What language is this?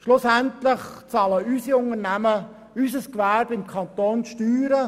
Swiss German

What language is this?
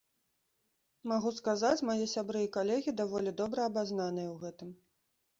Belarusian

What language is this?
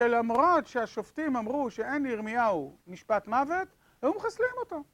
Hebrew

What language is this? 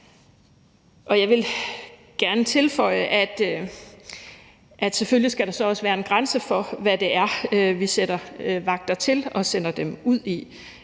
Danish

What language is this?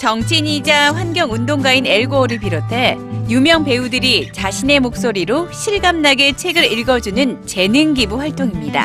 Korean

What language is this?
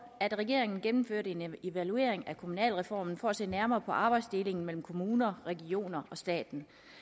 Danish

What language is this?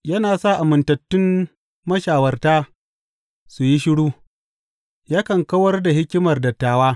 Hausa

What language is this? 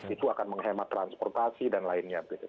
Indonesian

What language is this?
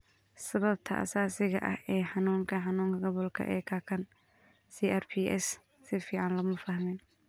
Somali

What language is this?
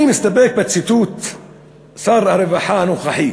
Hebrew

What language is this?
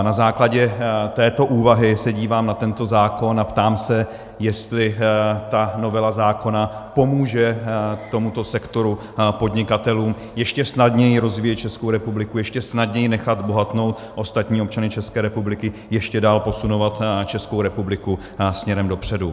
Czech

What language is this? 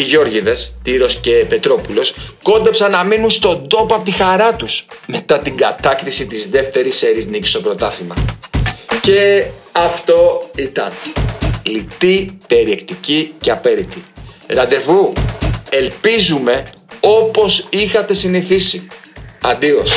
Greek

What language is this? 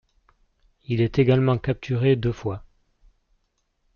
French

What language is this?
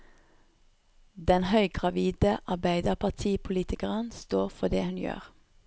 Norwegian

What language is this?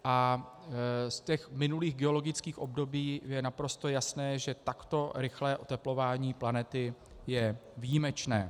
Czech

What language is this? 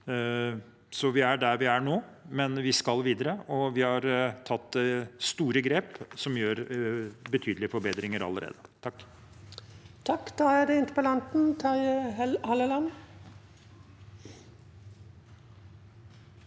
Norwegian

